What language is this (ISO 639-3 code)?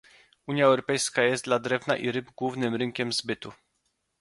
pol